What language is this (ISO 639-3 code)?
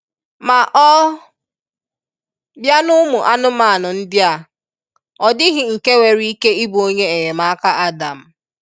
ibo